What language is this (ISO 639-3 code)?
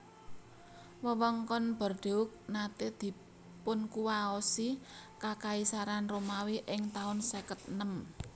jav